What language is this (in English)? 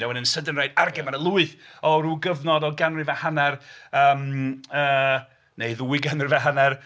Welsh